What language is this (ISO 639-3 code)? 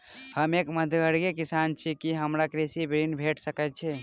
mai